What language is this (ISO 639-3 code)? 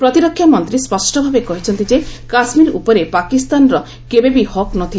ori